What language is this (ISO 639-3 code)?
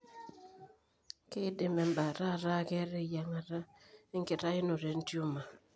mas